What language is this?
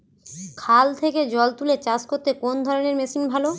Bangla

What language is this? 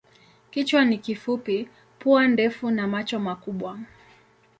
Swahili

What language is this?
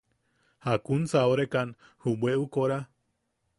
Yaqui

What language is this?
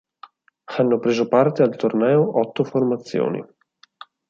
Italian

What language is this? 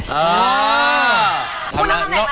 Thai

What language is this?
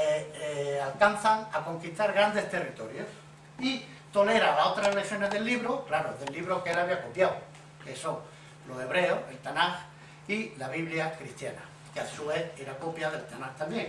Spanish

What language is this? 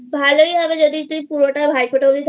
Bangla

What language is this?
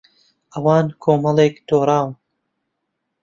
Central Kurdish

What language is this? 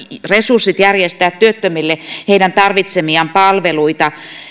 Finnish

